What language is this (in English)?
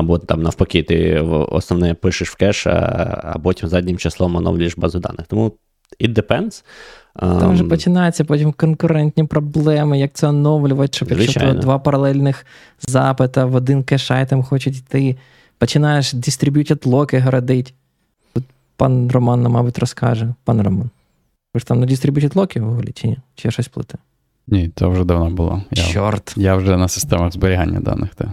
Ukrainian